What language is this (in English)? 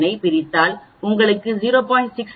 Tamil